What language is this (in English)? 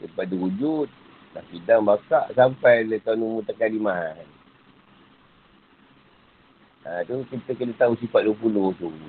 Malay